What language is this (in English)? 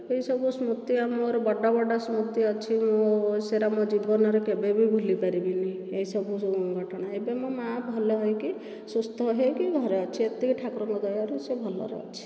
Odia